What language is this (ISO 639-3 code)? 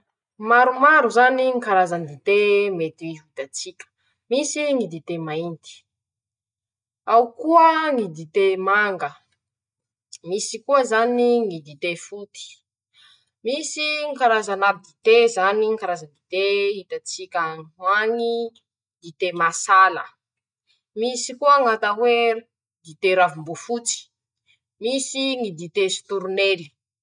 msh